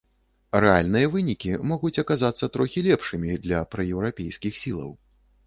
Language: Belarusian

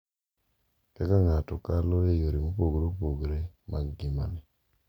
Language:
Luo (Kenya and Tanzania)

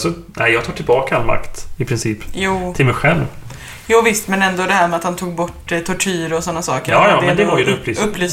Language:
Swedish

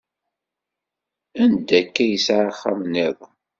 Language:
Kabyle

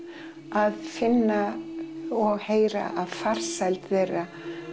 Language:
Icelandic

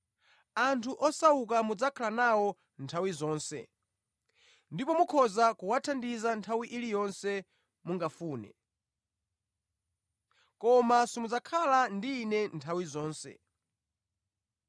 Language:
Nyanja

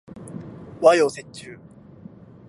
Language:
Japanese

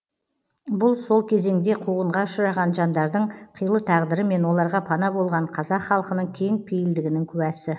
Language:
Kazakh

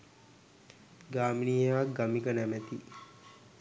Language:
Sinhala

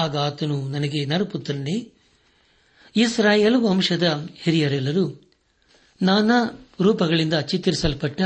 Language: Kannada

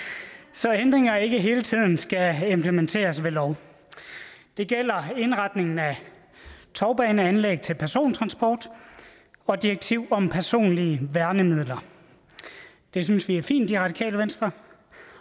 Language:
Danish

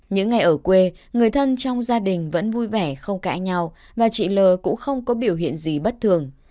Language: Vietnamese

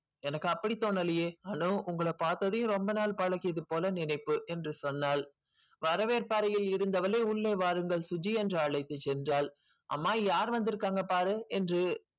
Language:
Tamil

